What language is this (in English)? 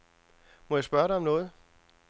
Danish